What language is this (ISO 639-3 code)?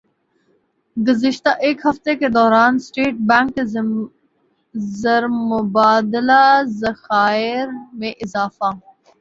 urd